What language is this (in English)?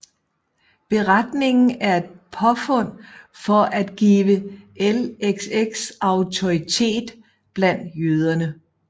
Danish